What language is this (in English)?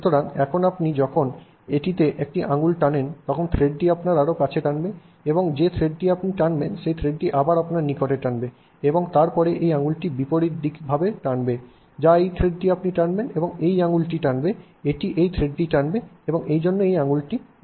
Bangla